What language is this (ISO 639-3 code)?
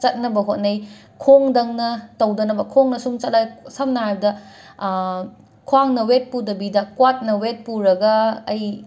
mni